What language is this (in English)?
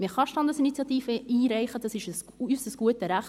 Swiss German